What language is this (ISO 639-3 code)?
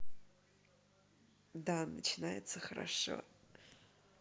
rus